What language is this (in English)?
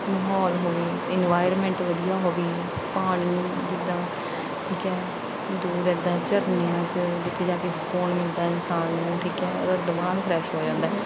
Punjabi